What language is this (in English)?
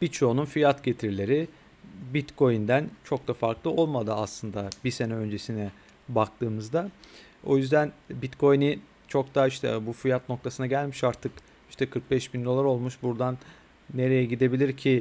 Turkish